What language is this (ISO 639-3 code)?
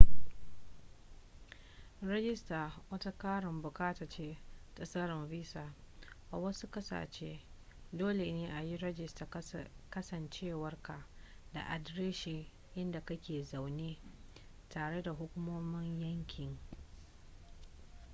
hau